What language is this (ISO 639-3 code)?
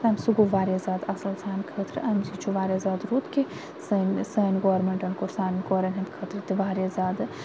kas